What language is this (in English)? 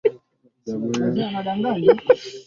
Swahili